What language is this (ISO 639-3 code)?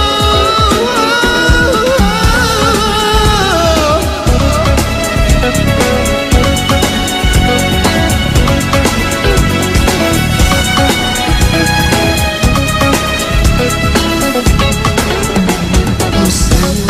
ron